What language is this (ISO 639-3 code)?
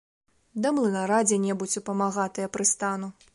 bel